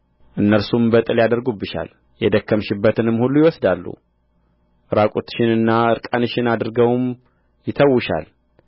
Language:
Amharic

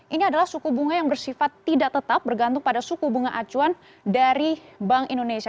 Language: Indonesian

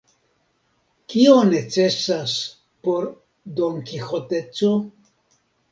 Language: Esperanto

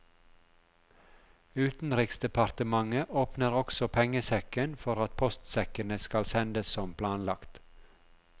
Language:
Norwegian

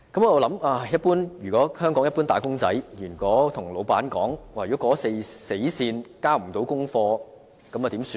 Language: Cantonese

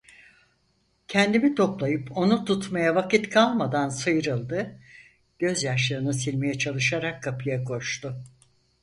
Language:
Turkish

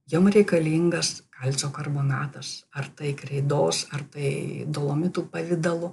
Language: Lithuanian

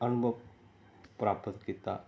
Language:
Punjabi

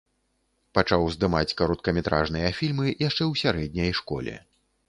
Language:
Belarusian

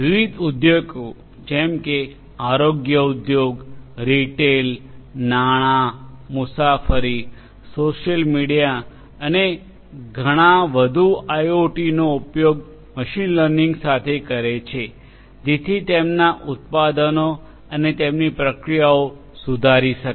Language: Gujarati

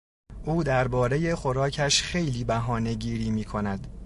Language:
Persian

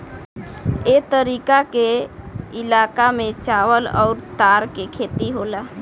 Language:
Bhojpuri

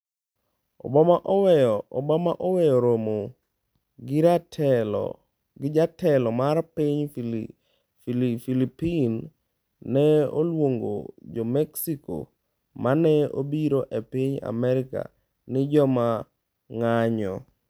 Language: Luo (Kenya and Tanzania)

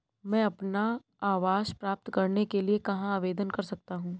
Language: Hindi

